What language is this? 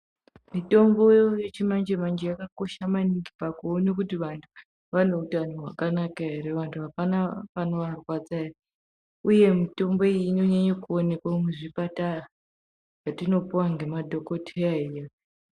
Ndau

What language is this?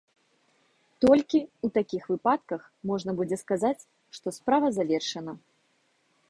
Belarusian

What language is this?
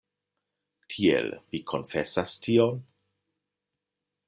Esperanto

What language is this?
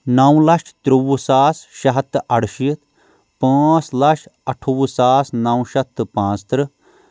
Kashmiri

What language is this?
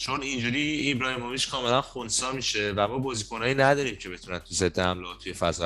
Persian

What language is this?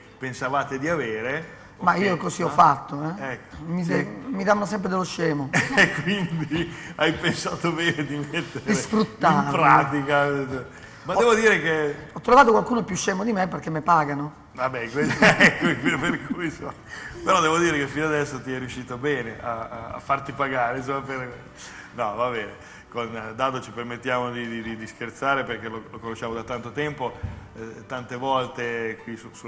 Italian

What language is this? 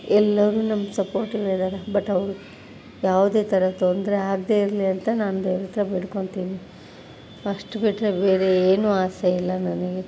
Kannada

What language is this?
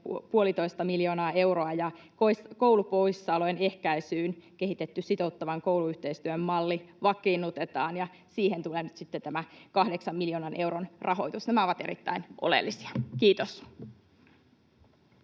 Finnish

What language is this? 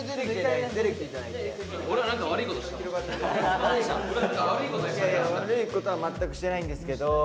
Japanese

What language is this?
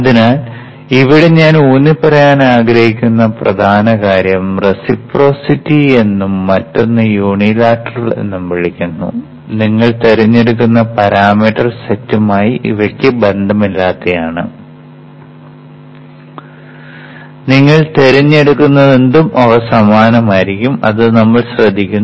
Malayalam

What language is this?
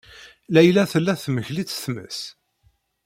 Kabyle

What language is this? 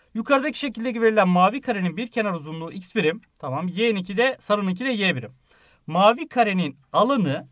Turkish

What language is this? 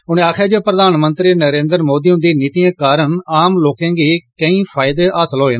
Dogri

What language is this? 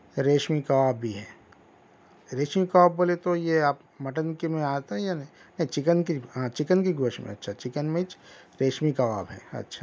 Urdu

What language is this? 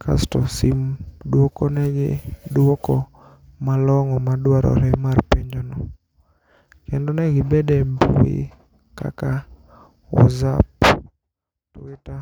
Luo (Kenya and Tanzania)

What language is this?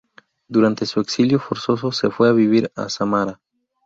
Spanish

